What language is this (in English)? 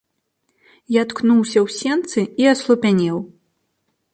Belarusian